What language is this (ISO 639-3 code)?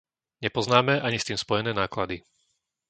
slk